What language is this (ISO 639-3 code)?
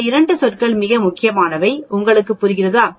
tam